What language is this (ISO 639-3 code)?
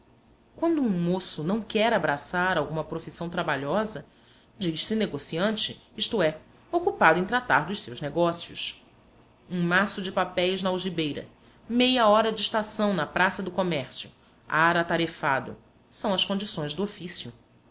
por